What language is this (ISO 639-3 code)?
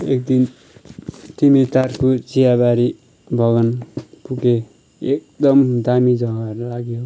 nep